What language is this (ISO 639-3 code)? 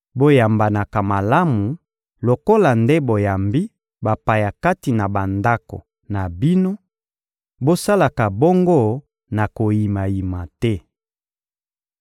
lin